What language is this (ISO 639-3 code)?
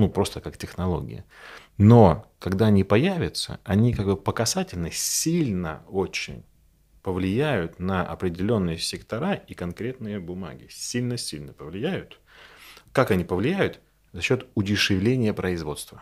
rus